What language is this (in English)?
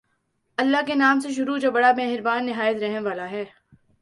Urdu